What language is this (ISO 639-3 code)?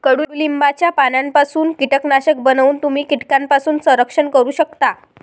mar